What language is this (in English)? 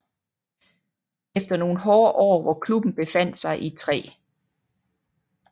Danish